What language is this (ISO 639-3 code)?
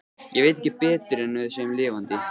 isl